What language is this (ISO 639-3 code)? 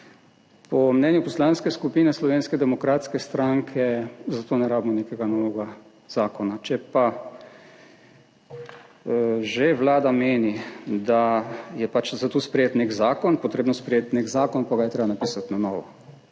slv